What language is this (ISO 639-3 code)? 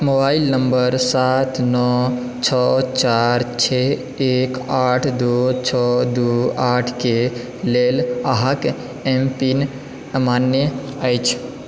mai